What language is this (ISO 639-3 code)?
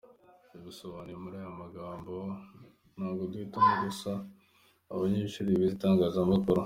kin